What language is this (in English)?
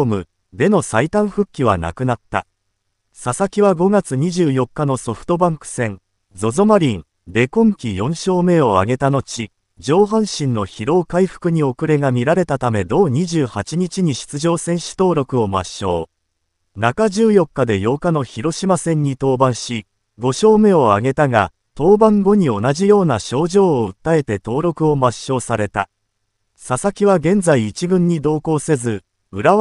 Japanese